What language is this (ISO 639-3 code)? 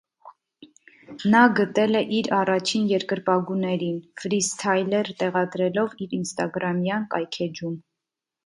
hye